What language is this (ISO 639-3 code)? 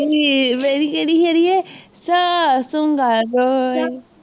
pan